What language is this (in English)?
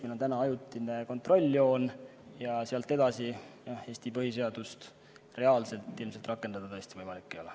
Estonian